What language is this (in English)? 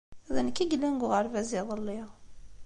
Kabyle